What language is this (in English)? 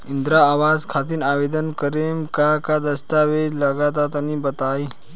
Bhojpuri